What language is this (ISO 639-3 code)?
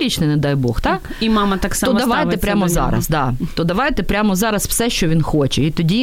ukr